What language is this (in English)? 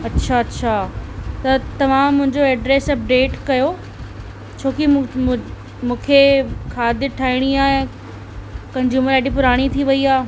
Sindhi